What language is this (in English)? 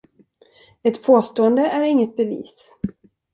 Swedish